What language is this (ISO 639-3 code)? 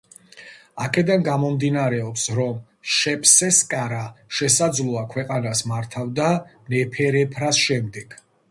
kat